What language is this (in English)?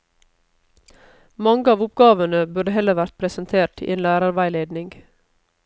Norwegian